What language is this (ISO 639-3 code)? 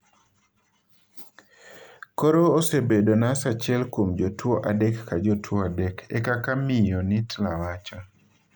luo